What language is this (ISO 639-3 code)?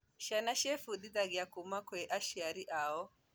kik